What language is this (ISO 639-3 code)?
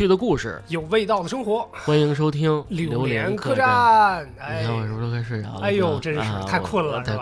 zho